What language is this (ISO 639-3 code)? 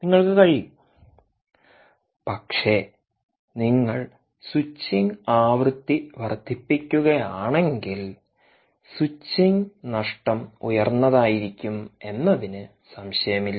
mal